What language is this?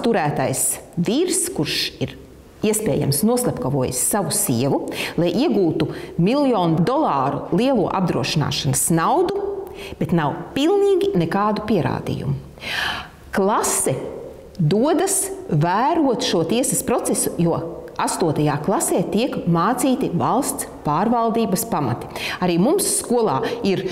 Latvian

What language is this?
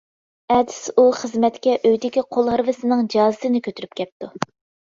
Uyghur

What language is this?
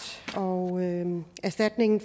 Danish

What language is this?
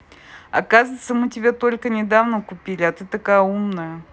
Russian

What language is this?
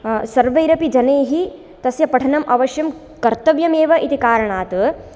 Sanskrit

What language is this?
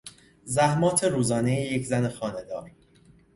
Persian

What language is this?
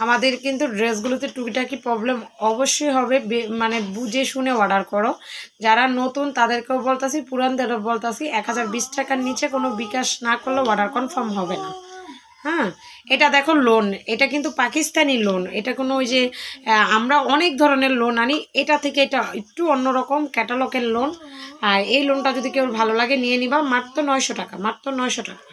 Romanian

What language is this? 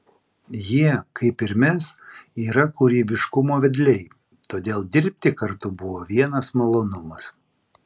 Lithuanian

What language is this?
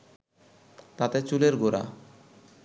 Bangla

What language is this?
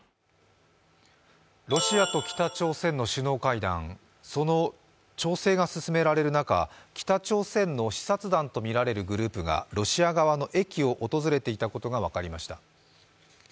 Japanese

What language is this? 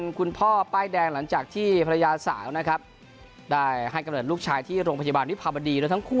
Thai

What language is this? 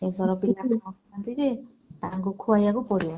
Odia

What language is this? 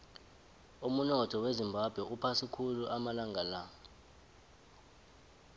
South Ndebele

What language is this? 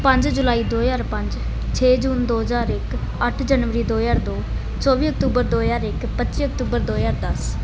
Punjabi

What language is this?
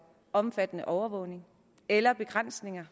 Danish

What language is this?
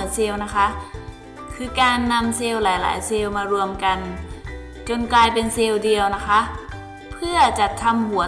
Thai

